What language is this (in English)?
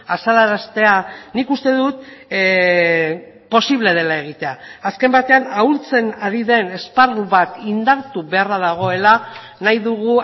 Basque